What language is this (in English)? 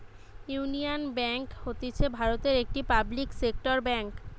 Bangla